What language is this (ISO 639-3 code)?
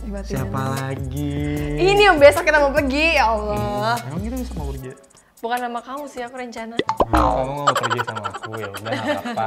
ind